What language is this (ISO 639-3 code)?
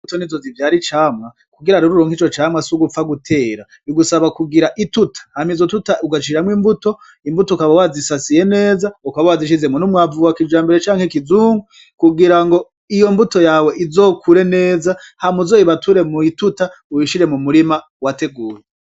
run